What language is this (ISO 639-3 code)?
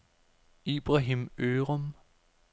dan